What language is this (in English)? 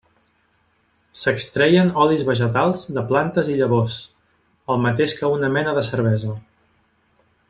Catalan